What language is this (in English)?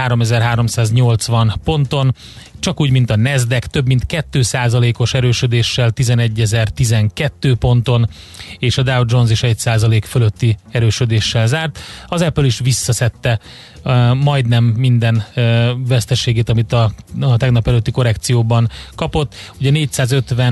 Hungarian